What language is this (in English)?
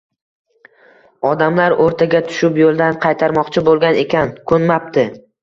Uzbek